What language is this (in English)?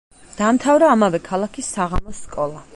Georgian